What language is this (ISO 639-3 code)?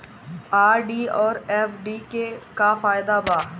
bho